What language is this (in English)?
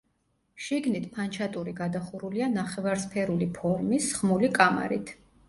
Georgian